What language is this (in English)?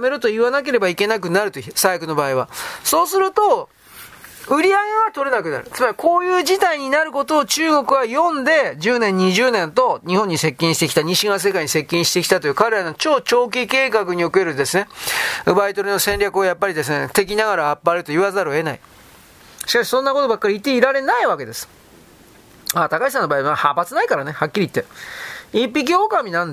Japanese